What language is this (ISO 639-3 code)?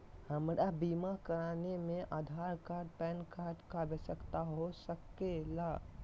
mag